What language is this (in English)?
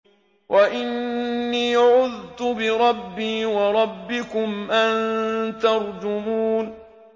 Arabic